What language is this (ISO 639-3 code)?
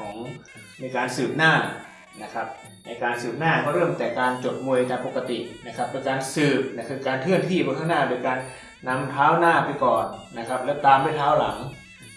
tha